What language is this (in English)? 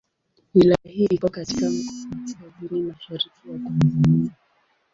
Swahili